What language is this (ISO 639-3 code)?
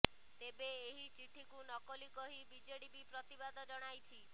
ori